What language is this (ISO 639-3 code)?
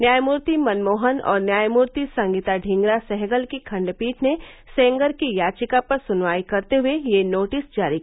hin